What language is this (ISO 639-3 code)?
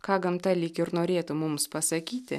lit